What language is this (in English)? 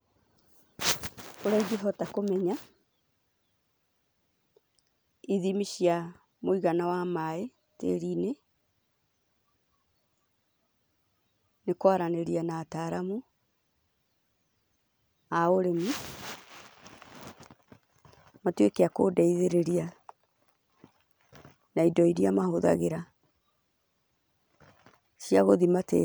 Kikuyu